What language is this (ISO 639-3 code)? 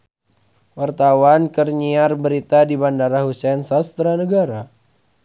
sun